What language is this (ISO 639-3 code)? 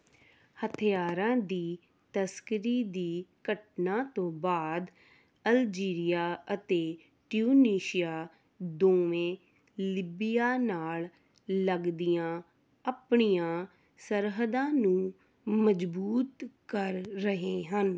pan